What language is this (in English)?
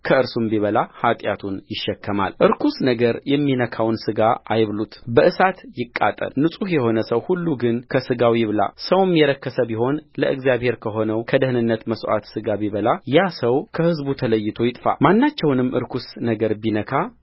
Amharic